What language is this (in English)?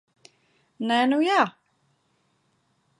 Latvian